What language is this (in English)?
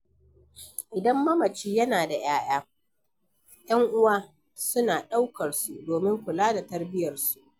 Hausa